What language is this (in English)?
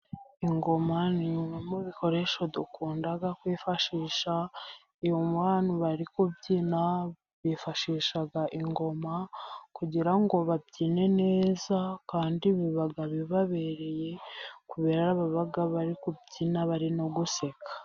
Kinyarwanda